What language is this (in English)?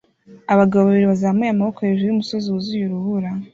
Kinyarwanda